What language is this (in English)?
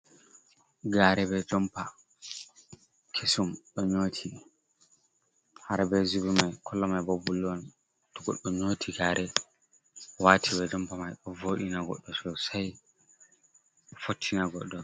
Fula